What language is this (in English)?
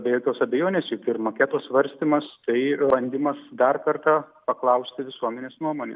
Lithuanian